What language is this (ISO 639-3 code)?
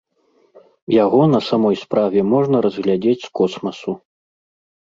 bel